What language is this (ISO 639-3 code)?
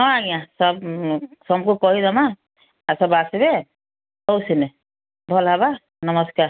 ori